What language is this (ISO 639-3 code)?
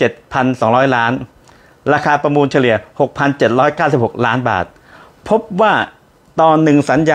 tha